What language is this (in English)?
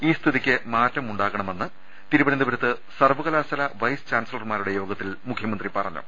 Malayalam